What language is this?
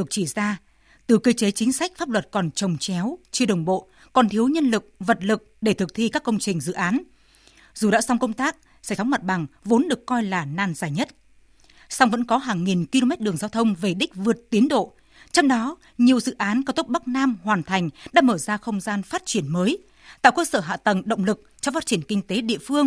Vietnamese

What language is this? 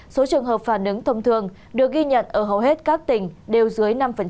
Vietnamese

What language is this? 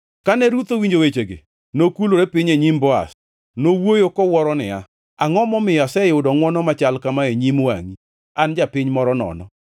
Luo (Kenya and Tanzania)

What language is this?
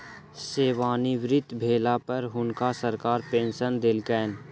Maithili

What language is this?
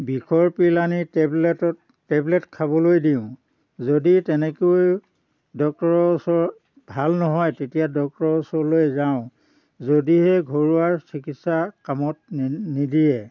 Assamese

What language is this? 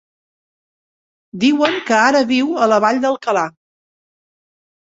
Catalan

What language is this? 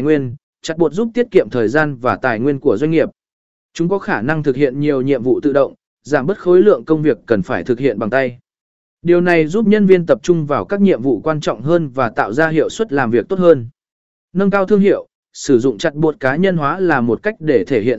Vietnamese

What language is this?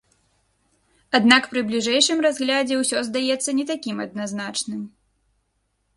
Belarusian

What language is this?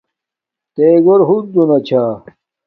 Domaaki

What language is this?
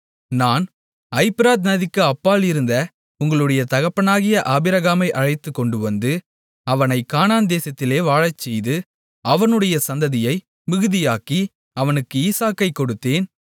Tamil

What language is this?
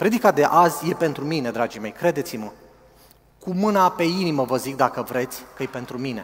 Romanian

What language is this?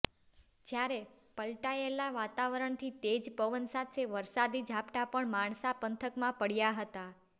Gujarati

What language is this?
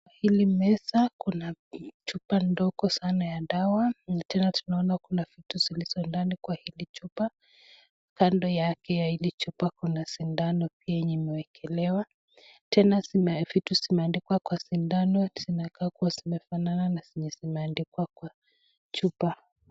Swahili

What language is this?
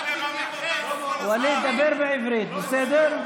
Hebrew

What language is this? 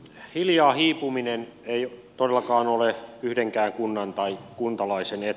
Finnish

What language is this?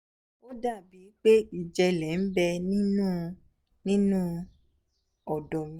Yoruba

